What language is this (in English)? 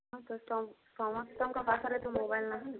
Odia